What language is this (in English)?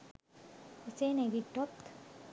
Sinhala